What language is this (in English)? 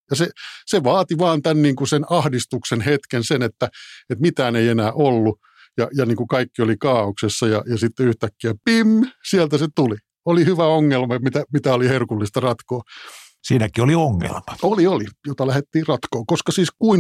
Finnish